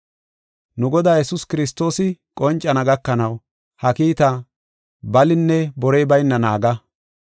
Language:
Gofa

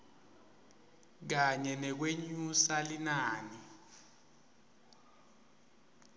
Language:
Swati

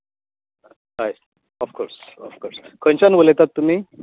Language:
Konkani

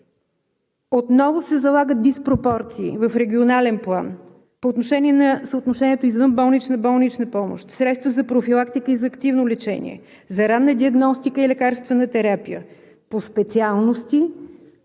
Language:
Bulgarian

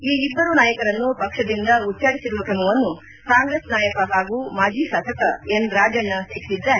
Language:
Kannada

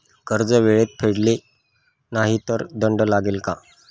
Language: Marathi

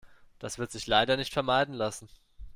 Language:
German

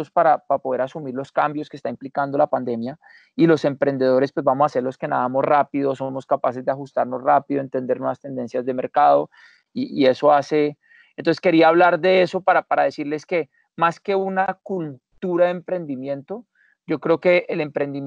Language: Spanish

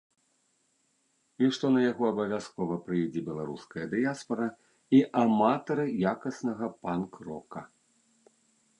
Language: Belarusian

